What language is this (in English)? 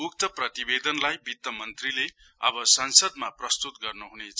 Nepali